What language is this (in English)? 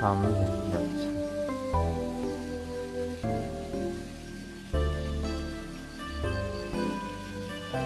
Korean